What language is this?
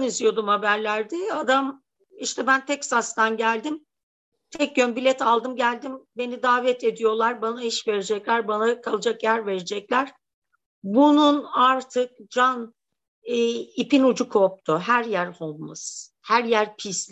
Turkish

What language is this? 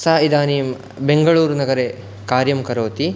Sanskrit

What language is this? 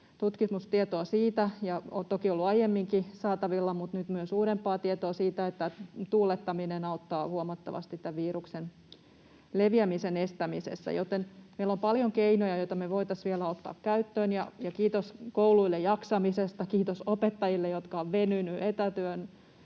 Finnish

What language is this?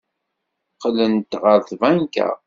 Kabyle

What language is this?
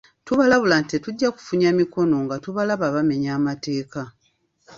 Ganda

